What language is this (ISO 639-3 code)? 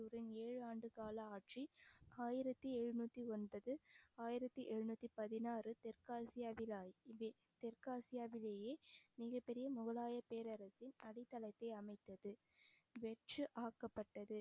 tam